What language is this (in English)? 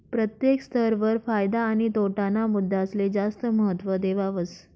Marathi